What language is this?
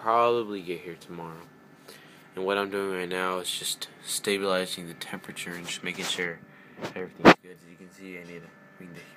English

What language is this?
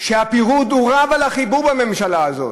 Hebrew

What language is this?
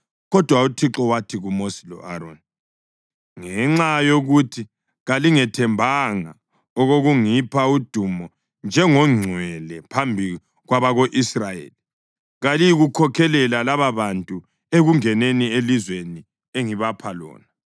North Ndebele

